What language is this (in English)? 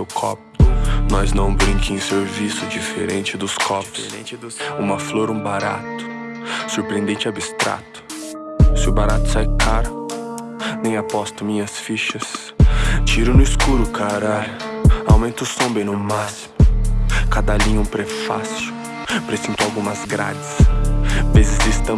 Portuguese